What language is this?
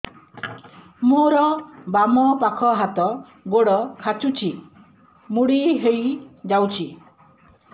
Odia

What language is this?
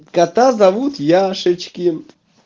Russian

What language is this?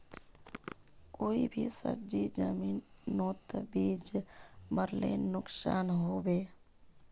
Magahi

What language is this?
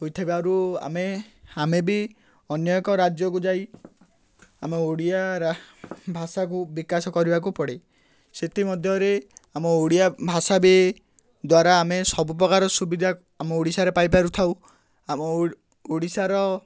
Odia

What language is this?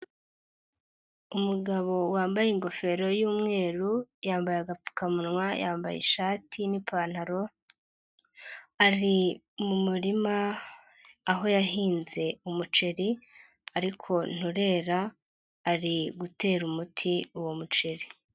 Kinyarwanda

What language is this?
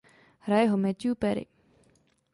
Czech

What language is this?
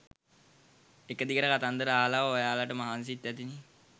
Sinhala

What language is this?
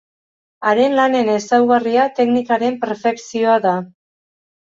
Basque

